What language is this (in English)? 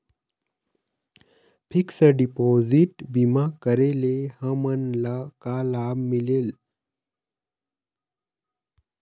Chhattisgarhi